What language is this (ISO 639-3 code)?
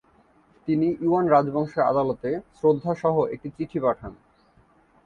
ben